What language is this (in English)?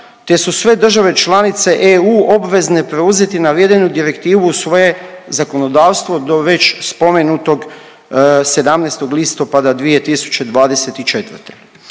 Croatian